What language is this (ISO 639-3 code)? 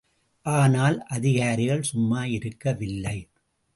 tam